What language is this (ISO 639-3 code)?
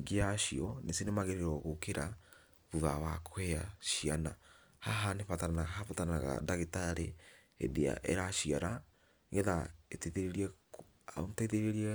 kik